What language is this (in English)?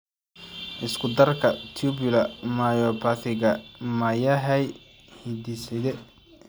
Somali